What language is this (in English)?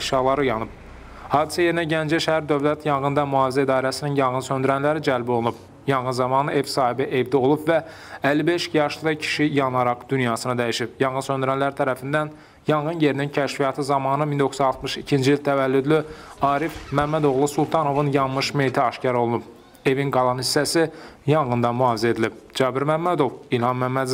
Turkish